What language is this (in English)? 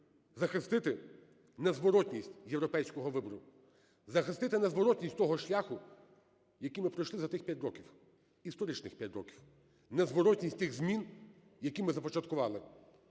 Ukrainian